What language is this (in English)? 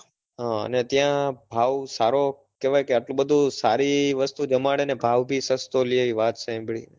Gujarati